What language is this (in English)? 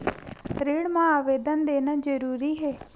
Chhattisgarhi